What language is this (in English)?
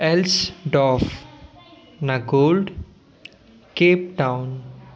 Sindhi